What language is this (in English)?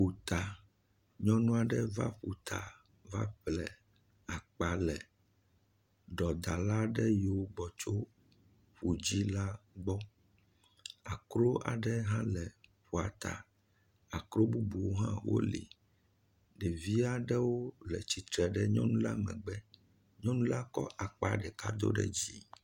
Ewe